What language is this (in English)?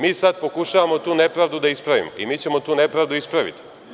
Serbian